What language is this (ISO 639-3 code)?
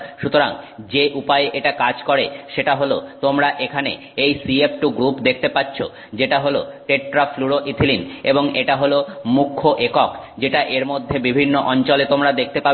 ben